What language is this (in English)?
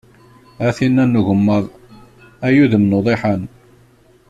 Kabyle